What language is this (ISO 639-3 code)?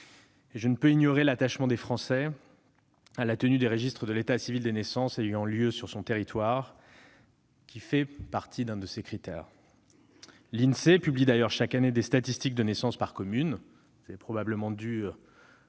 fra